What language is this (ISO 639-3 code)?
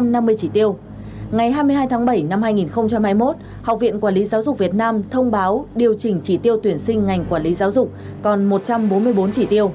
vie